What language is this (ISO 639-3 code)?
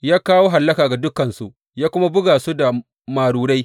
hau